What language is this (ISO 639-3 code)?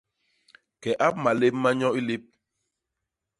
bas